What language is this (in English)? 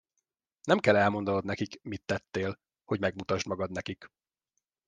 Hungarian